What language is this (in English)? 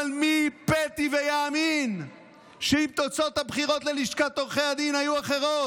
Hebrew